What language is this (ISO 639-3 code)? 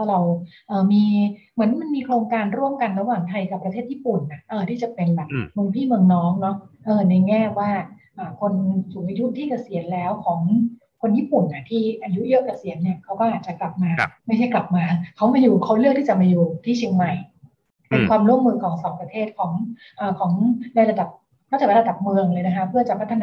tha